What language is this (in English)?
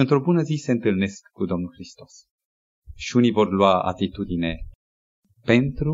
Romanian